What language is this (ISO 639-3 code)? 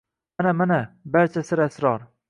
uzb